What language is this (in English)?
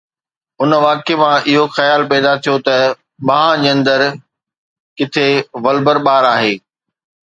Sindhi